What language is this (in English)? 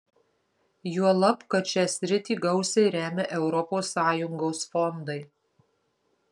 Lithuanian